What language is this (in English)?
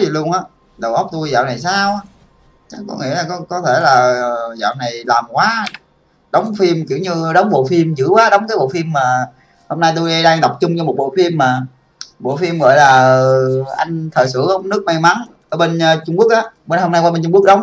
Vietnamese